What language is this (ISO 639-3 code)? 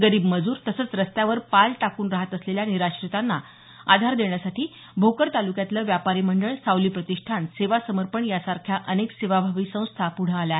mar